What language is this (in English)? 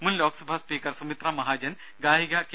Malayalam